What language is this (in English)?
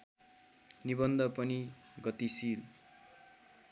Nepali